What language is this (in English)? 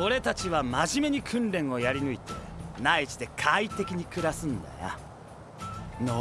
Japanese